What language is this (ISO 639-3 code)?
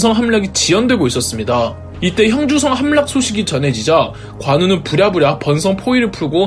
kor